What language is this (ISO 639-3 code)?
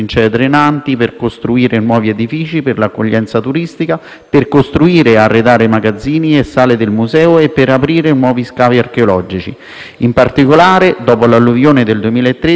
ita